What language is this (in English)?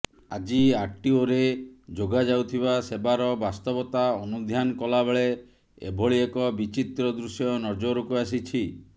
Odia